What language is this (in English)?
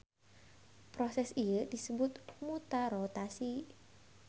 Sundanese